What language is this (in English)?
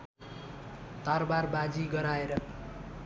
Nepali